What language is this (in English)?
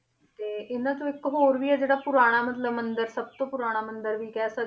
Punjabi